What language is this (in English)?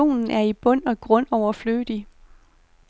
Danish